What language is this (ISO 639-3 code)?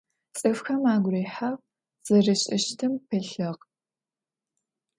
ady